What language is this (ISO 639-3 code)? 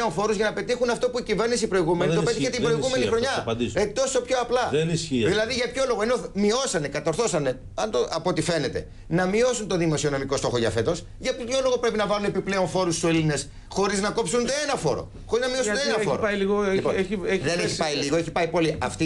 ell